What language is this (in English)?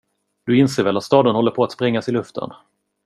Swedish